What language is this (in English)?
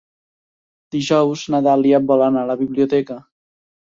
Catalan